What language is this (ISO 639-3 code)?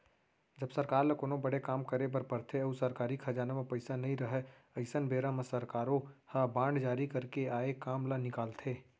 hne